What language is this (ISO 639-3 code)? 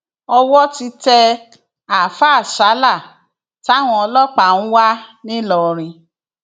yor